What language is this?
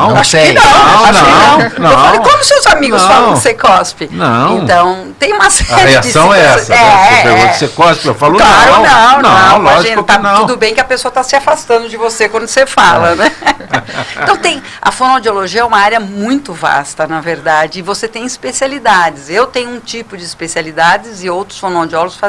Portuguese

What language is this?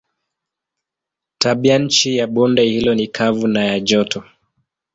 Swahili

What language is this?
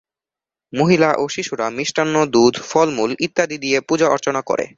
Bangla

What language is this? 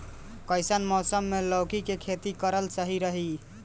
Bhojpuri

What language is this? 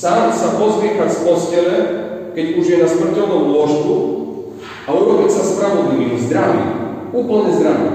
Slovak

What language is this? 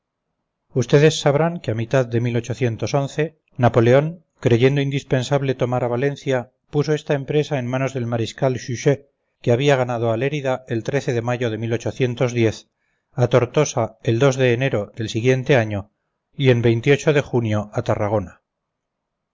Spanish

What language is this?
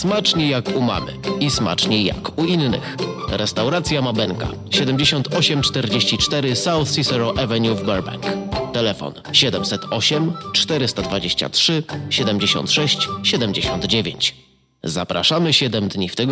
Polish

